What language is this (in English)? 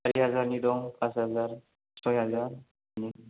Bodo